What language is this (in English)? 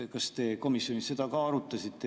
Estonian